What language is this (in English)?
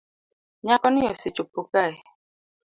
Luo (Kenya and Tanzania)